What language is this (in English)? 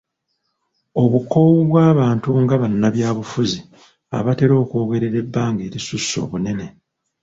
Ganda